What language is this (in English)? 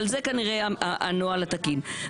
Hebrew